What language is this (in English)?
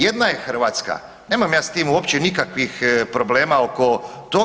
Croatian